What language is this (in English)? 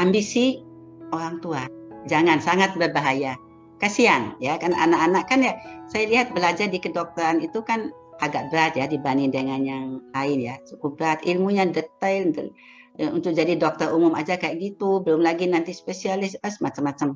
Indonesian